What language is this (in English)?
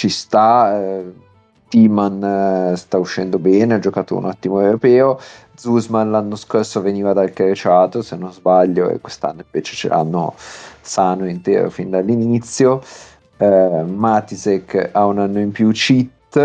Italian